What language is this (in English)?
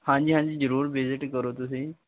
Punjabi